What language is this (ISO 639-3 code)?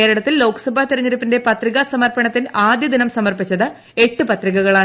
mal